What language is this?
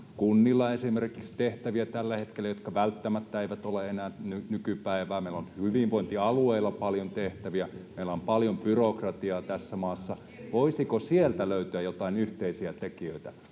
Finnish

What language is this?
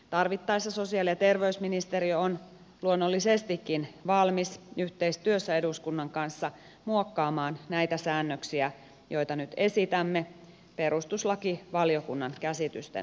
Finnish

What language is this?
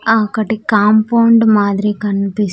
Telugu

